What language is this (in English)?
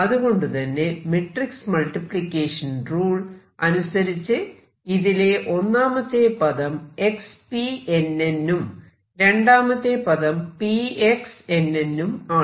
Malayalam